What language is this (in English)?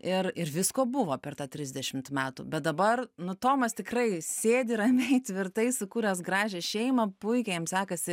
Lithuanian